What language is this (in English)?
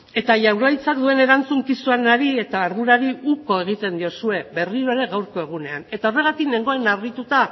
Basque